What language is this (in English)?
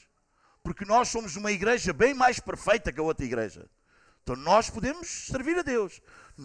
Portuguese